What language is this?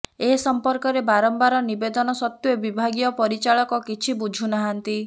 Odia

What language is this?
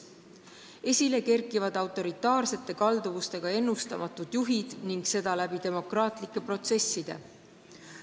Estonian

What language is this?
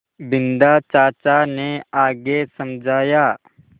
Hindi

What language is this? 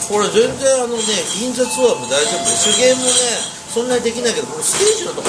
Japanese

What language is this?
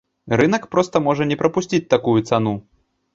Belarusian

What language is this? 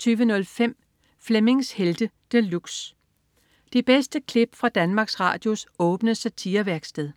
Danish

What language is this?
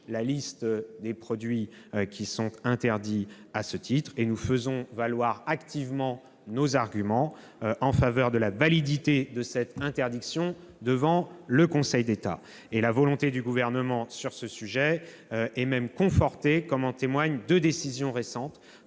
French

